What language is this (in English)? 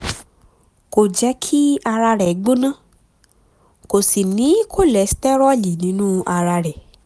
Yoruba